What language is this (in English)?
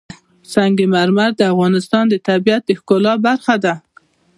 Pashto